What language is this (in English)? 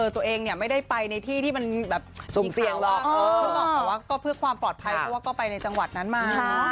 Thai